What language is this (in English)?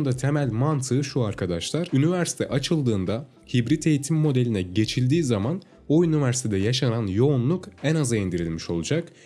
Turkish